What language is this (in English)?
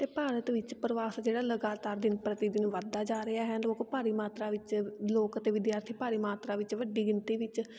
Punjabi